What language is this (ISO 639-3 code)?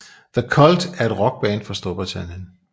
dan